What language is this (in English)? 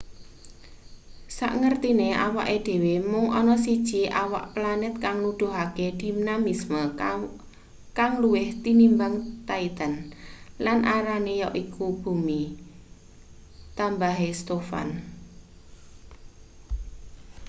Javanese